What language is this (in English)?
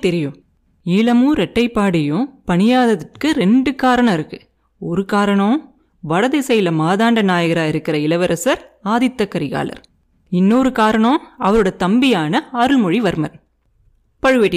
Tamil